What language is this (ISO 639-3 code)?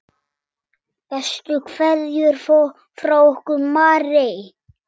isl